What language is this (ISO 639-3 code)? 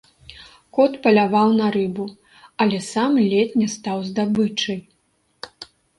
bel